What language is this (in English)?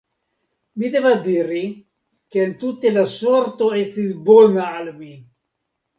Esperanto